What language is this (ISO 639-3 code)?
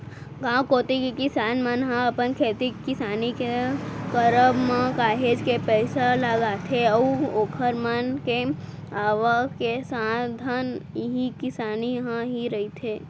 hne